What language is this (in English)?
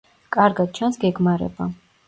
Georgian